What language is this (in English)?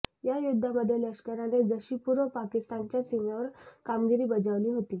Marathi